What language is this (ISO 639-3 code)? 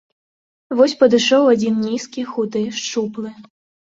bel